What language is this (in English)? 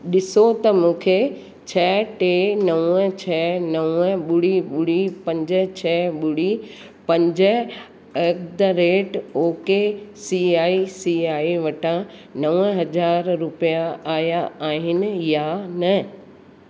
Sindhi